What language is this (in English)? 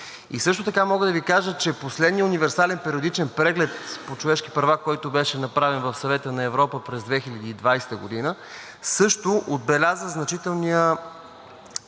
Bulgarian